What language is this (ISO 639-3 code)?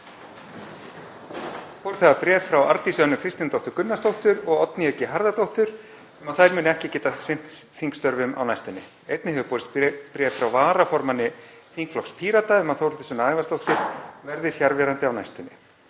isl